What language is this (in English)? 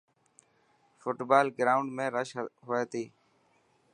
Dhatki